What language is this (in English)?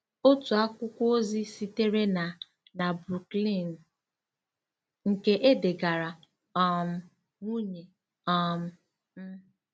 Igbo